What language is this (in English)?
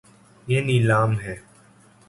Urdu